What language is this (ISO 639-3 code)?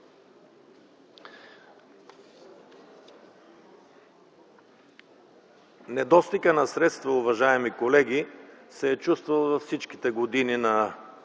bul